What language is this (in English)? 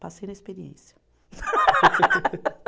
Portuguese